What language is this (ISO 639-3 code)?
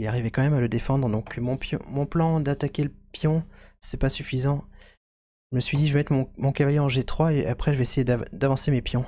fra